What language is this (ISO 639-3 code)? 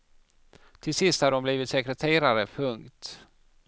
swe